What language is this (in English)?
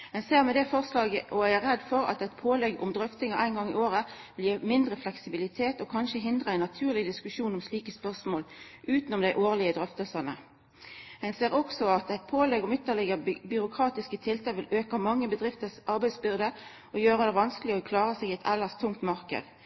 Norwegian Nynorsk